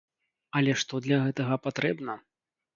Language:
Belarusian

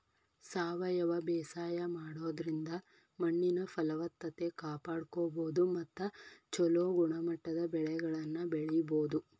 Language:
Kannada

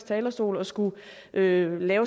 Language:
Danish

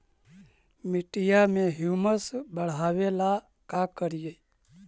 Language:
Magahi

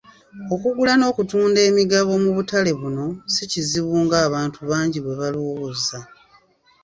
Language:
Ganda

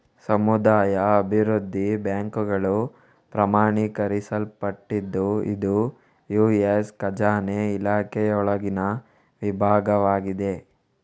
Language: Kannada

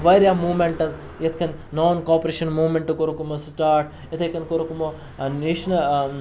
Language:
Kashmiri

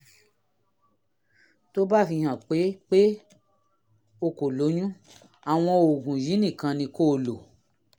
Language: Yoruba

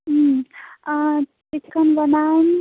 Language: Nepali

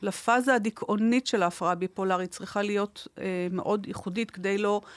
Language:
Hebrew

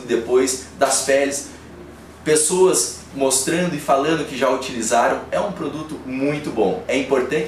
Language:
Portuguese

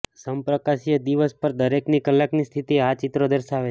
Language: Gujarati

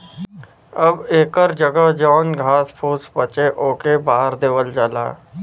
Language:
Bhojpuri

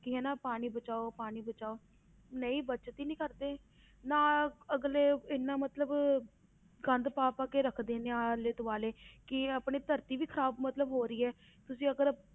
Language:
Punjabi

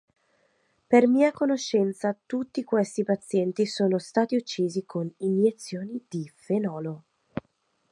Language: Italian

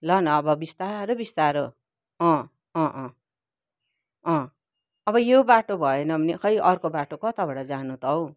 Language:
Nepali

